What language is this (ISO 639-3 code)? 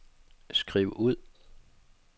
dan